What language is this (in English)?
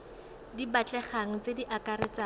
Tswana